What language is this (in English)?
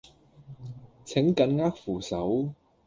Cantonese